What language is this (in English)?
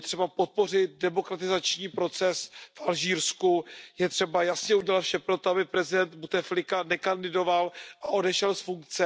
Czech